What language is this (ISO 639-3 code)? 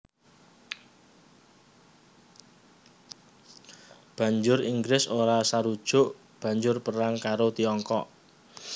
jav